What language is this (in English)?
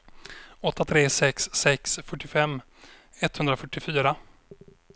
Swedish